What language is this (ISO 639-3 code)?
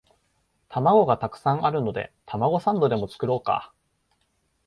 jpn